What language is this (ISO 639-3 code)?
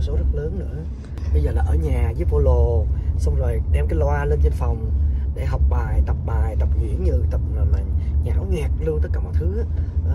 vie